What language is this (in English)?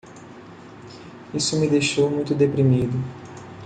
Portuguese